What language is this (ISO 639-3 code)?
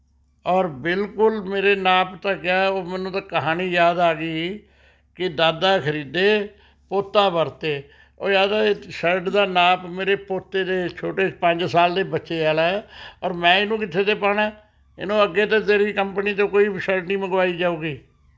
pan